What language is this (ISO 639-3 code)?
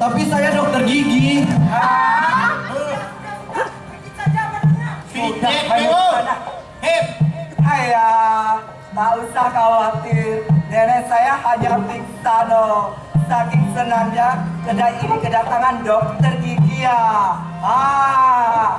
ind